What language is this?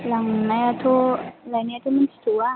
Bodo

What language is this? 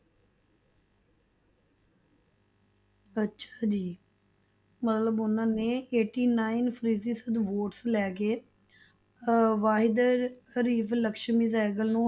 Punjabi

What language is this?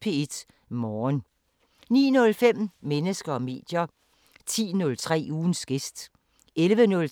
Danish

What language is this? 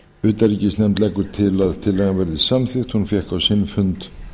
Icelandic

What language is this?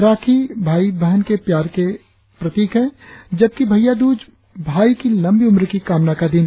Hindi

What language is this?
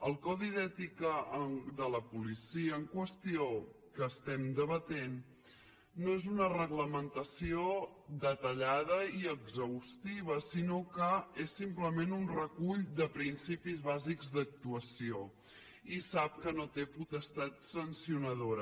Catalan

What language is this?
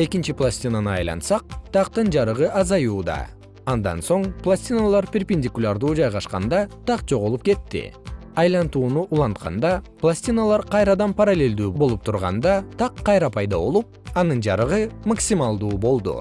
Kyrgyz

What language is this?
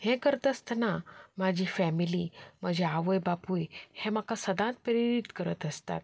Konkani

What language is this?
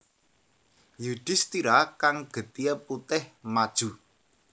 Javanese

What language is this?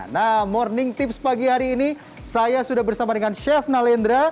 Indonesian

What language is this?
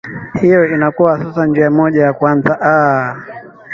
Swahili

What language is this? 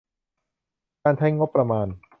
Thai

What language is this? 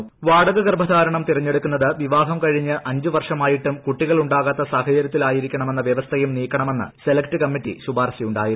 Malayalam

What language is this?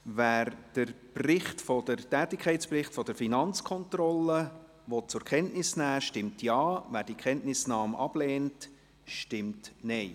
Swiss German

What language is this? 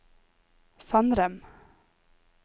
Norwegian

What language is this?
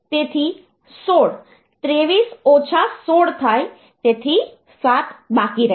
Gujarati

